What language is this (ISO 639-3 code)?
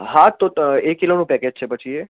guj